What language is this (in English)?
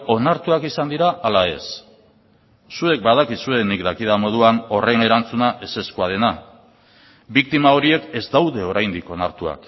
Basque